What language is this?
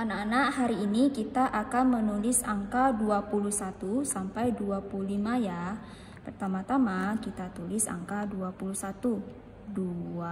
Indonesian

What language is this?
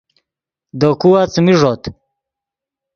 Yidgha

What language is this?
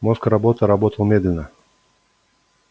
Russian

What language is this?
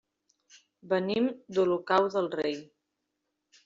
Catalan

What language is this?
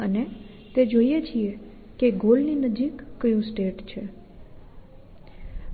Gujarati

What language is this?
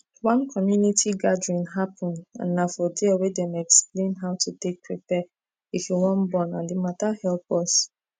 Nigerian Pidgin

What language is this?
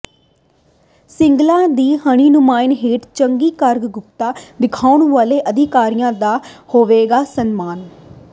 Punjabi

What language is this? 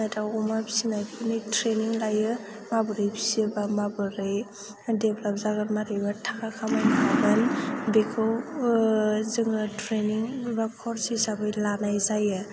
Bodo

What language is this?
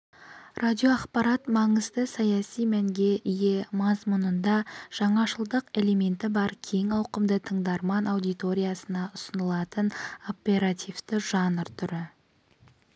Kazakh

